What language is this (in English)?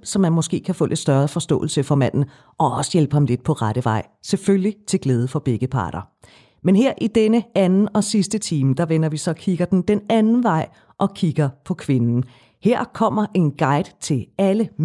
Danish